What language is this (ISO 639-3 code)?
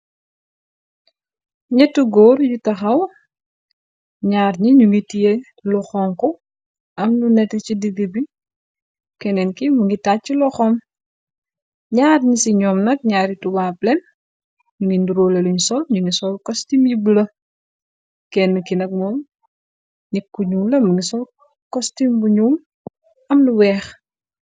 wol